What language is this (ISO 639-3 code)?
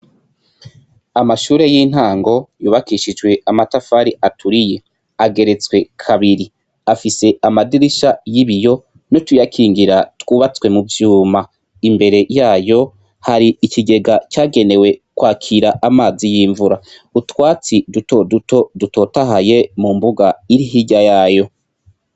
run